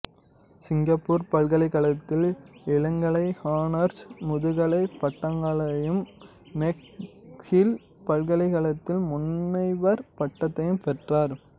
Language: Tamil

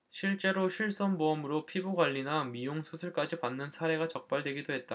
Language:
Korean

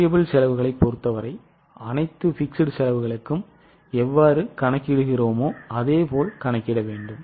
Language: Tamil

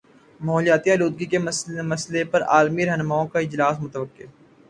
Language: Urdu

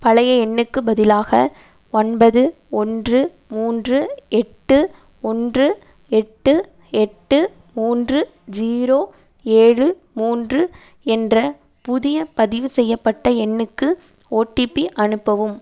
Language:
Tamil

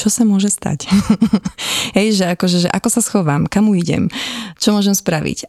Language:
Slovak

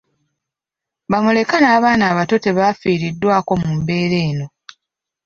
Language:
Ganda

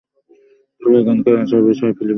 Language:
Bangla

